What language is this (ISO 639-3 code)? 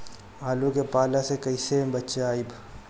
bho